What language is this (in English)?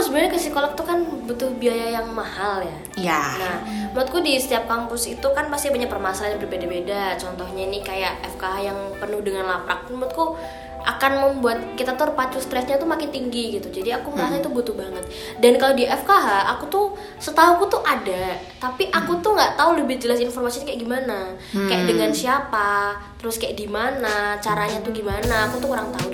Indonesian